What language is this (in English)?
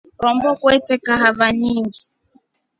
Rombo